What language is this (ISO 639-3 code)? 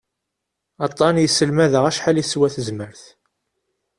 kab